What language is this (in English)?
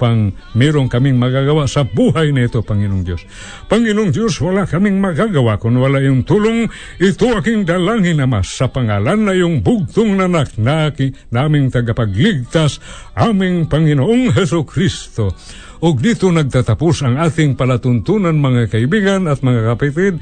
Filipino